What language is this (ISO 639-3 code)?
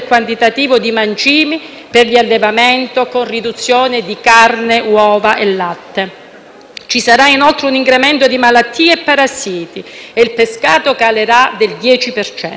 ita